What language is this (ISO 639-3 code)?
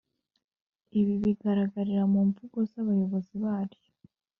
kin